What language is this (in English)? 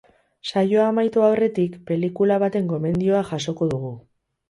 Basque